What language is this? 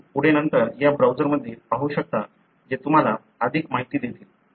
Marathi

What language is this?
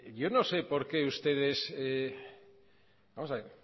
Spanish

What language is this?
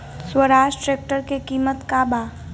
Bhojpuri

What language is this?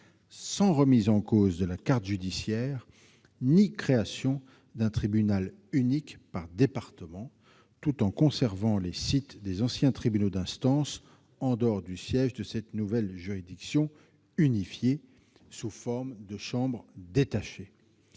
French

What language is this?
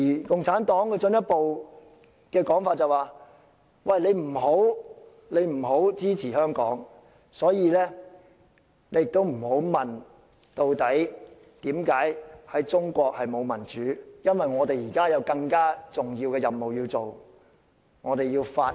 Cantonese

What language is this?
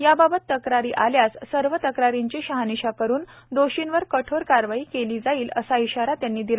Marathi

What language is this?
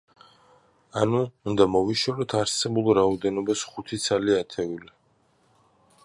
Georgian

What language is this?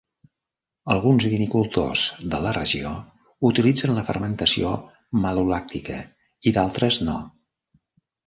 Catalan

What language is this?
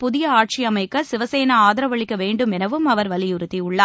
Tamil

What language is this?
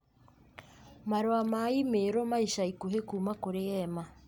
Kikuyu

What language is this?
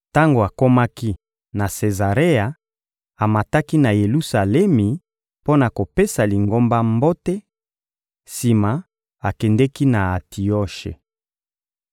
Lingala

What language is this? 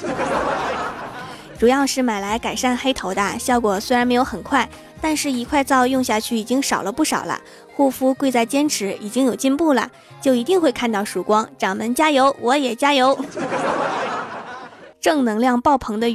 Chinese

